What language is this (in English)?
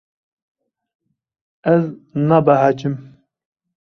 Kurdish